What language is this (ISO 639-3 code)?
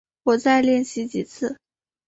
zho